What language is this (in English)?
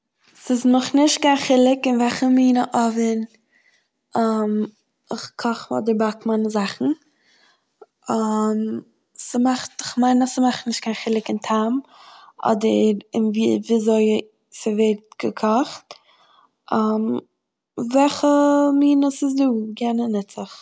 Yiddish